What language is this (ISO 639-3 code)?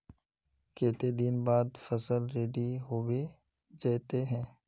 mag